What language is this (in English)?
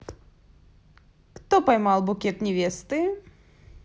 Russian